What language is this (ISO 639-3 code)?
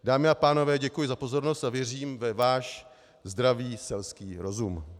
ces